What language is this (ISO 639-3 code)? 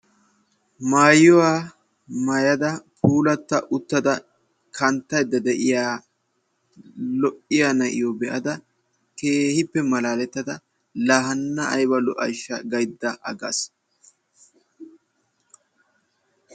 wal